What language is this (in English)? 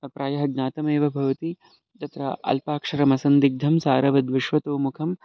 Sanskrit